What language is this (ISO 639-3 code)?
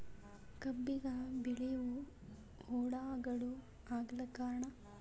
kan